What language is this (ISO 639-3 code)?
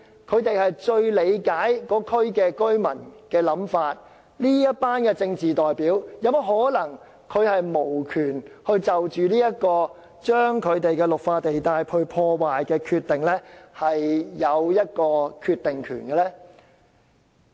yue